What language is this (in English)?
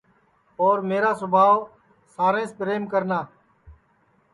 Sansi